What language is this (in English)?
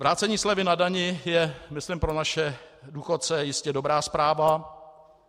Czech